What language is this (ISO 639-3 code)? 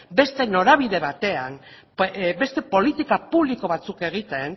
eus